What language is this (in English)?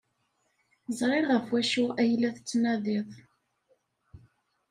Kabyle